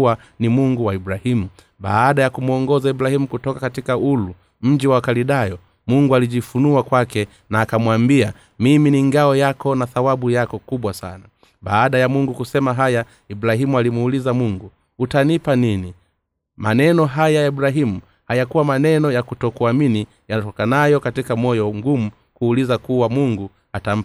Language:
Swahili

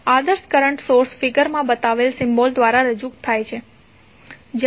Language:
Gujarati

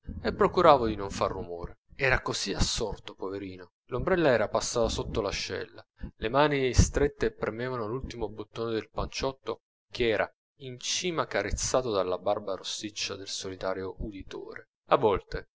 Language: Italian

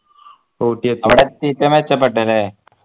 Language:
Malayalam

